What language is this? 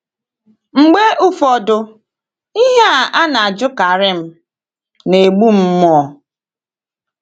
Igbo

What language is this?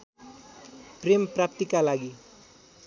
Nepali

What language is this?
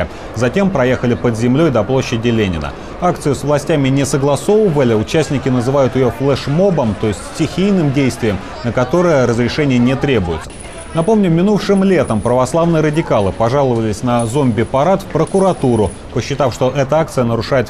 Russian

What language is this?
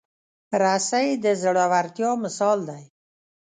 Pashto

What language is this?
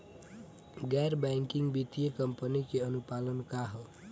Bhojpuri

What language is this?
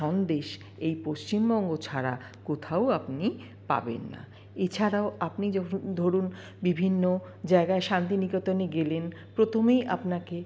Bangla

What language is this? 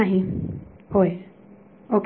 Marathi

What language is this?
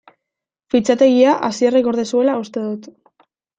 Basque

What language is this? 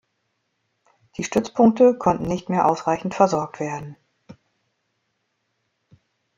German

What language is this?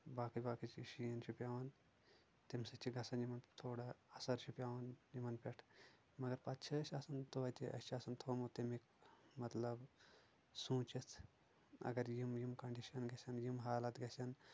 Kashmiri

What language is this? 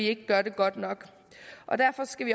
Danish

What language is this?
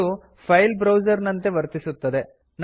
Kannada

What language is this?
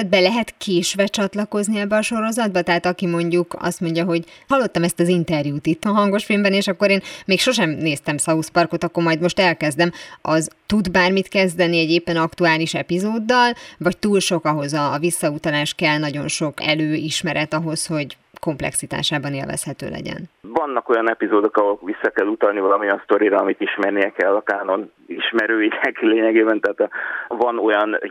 Hungarian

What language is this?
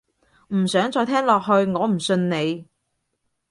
Cantonese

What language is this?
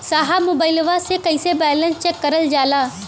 Bhojpuri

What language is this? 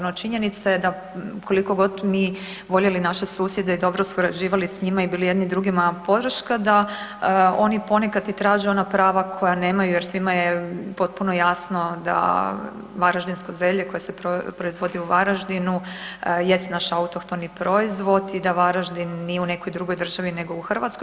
Croatian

